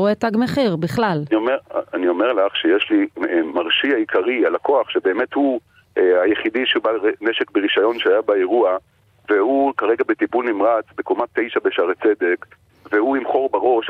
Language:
Hebrew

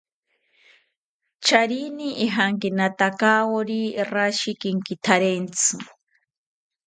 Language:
South Ucayali Ashéninka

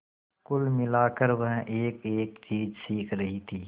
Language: Hindi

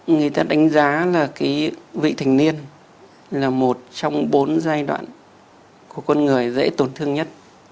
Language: Vietnamese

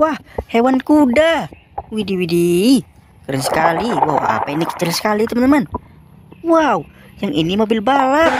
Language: Indonesian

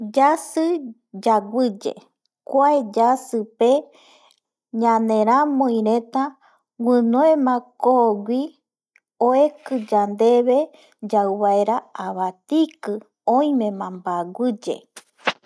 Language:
Eastern Bolivian Guaraní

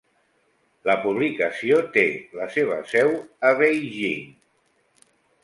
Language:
Catalan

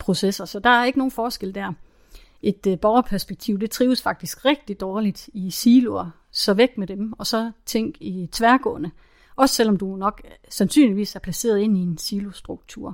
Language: Danish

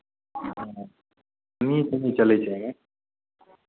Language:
Maithili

